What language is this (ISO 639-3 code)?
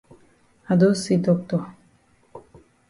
wes